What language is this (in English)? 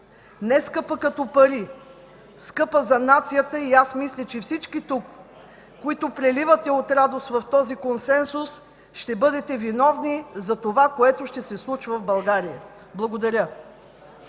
Bulgarian